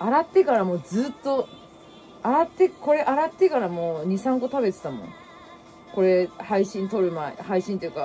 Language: Japanese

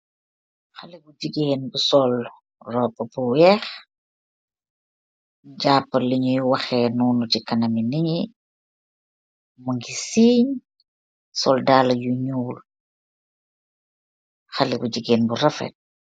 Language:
Wolof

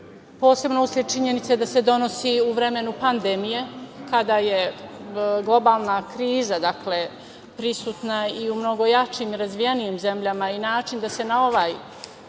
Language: Serbian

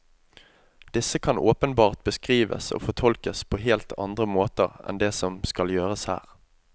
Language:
Norwegian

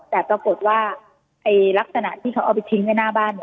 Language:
Thai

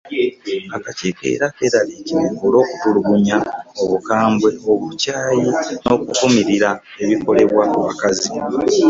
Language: Ganda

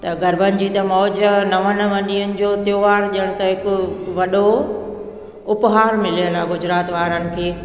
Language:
Sindhi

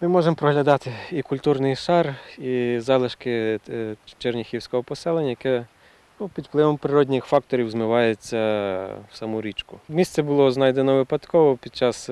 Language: Ukrainian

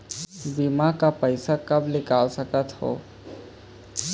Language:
Chhattisgarhi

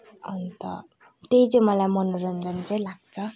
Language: Nepali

